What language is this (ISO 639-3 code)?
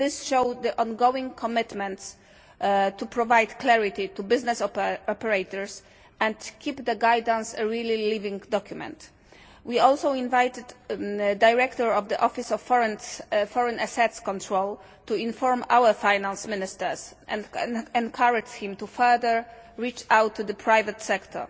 eng